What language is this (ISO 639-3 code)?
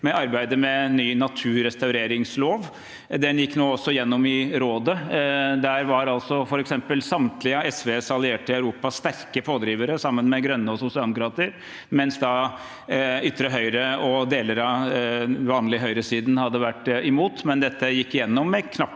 nor